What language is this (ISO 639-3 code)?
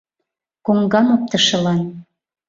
chm